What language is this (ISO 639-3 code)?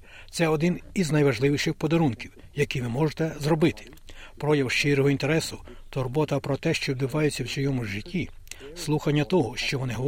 ukr